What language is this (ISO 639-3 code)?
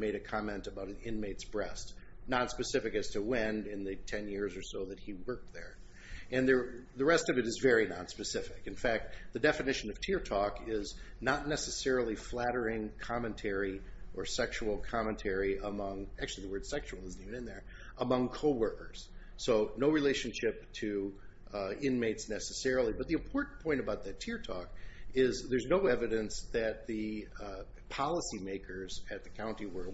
eng